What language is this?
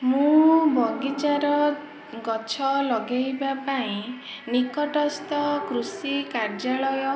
Odia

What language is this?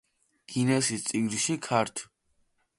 Georgian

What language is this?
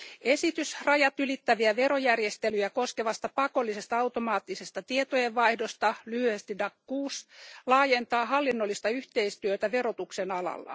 Finnish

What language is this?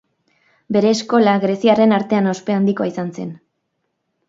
Basque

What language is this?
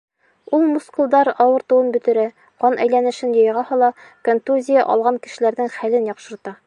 Bashkir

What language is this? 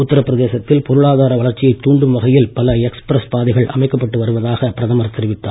Tamil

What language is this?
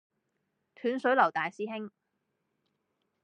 Cantonese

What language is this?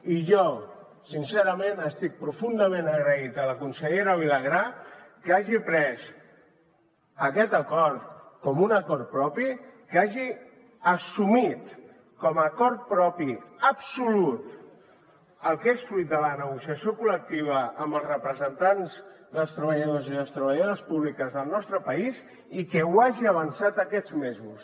Catalan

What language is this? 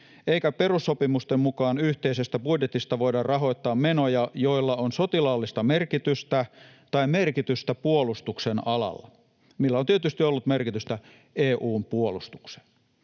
Finnish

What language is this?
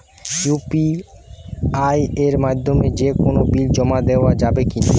Bangla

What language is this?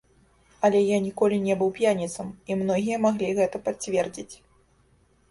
Belarusian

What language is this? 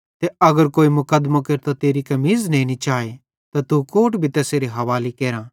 Bhadrawahi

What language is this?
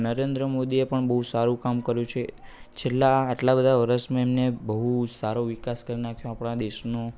Gujarati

